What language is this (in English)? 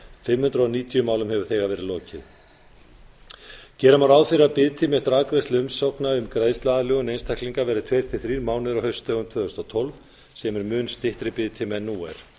Icelandic